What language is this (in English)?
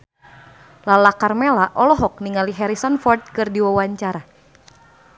Sundanese